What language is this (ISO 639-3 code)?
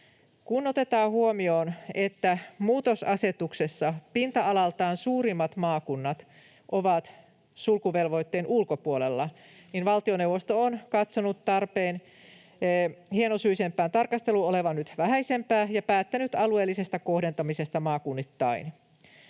fin